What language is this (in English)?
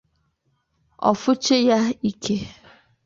Igbo